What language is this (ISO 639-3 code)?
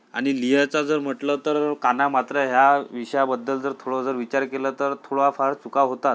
mar